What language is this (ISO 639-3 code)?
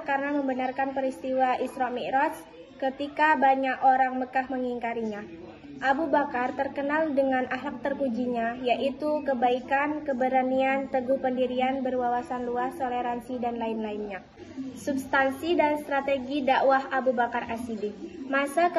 ind